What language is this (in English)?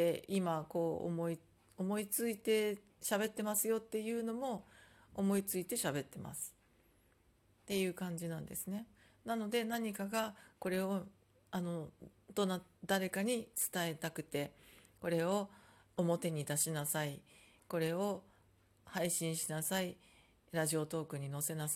Japanese